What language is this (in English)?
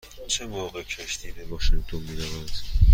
Persian